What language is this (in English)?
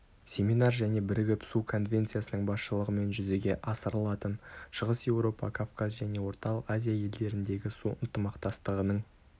Kazakh